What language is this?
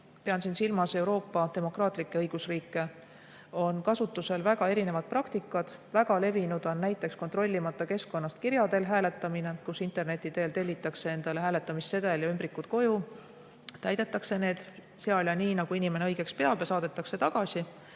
Estonian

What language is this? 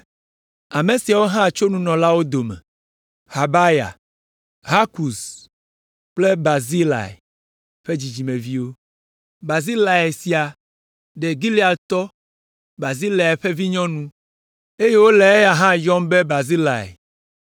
Ewe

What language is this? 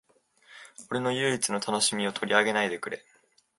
Japanese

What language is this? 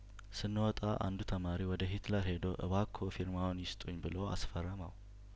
Amharic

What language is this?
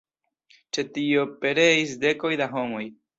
Esperanto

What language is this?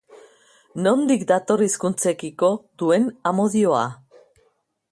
Basque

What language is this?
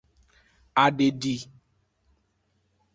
Aja (Benin)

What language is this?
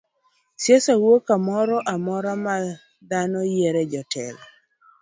Luo (Kenya and Tanzania)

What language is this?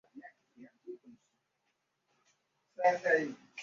Chinese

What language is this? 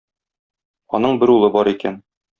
Tatar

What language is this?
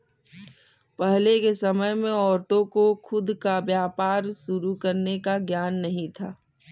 Hindi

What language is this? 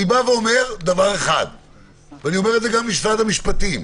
Hebrew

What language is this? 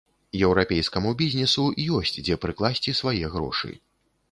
Belarusian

